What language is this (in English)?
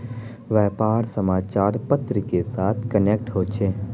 Magahi